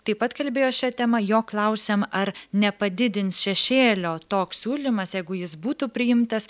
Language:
Lithuanian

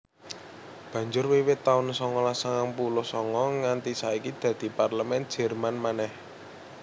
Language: Javanese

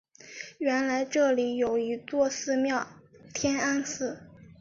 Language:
Chinese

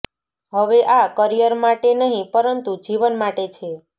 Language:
Gujarati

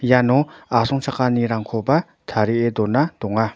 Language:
Garo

